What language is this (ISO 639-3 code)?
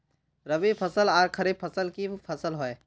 mag